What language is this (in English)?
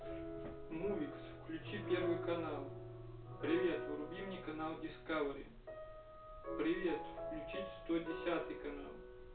Russian